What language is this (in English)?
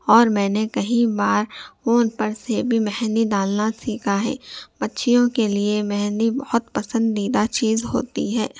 Urdu